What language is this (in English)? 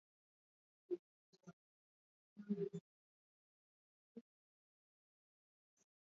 Swahili